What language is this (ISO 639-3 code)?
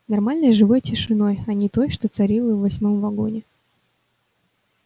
rus